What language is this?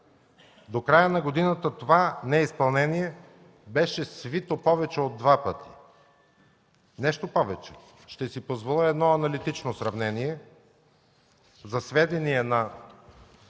Bulgarian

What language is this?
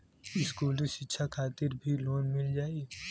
Bhojpuri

